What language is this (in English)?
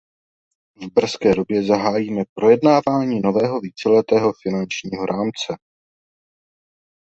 Czech